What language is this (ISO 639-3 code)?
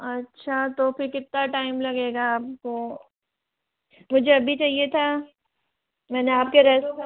hin